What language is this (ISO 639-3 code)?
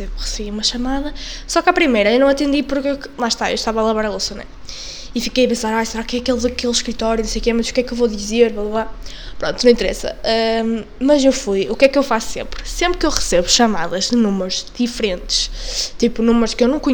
por